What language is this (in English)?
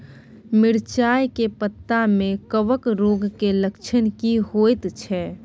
Maithili